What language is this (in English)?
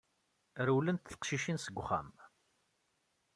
Kabyle